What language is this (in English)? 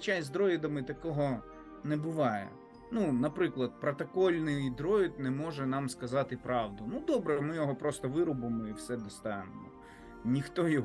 Ukrainian